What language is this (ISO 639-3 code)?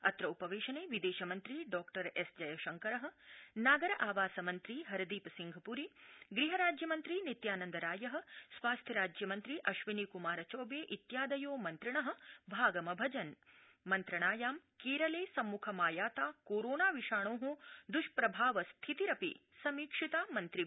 san